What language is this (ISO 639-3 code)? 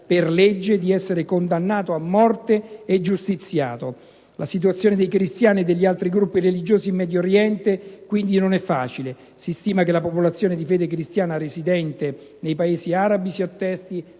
ita